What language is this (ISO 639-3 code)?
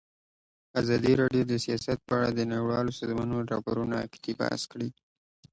pus